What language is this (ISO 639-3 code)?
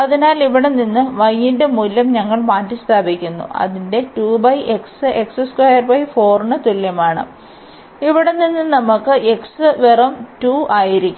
mal